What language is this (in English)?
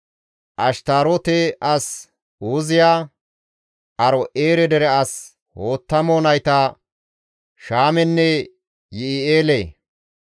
Gamo